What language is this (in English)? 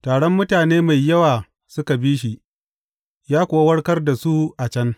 Hausa